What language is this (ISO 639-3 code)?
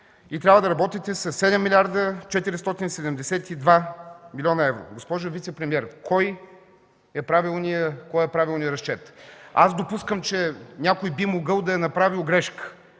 bul